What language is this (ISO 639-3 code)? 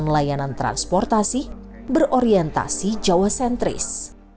ind